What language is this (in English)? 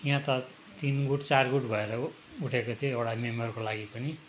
Nepali